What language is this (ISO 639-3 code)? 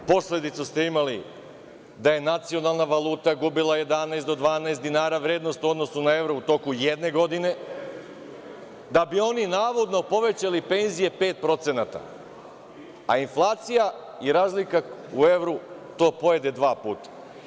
srp